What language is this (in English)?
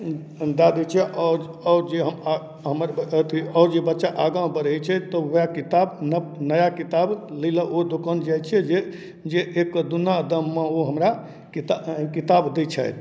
Maithili